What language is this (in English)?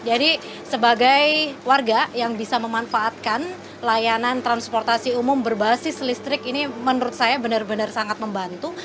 Indonesian